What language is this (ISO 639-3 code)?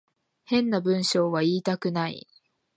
jpn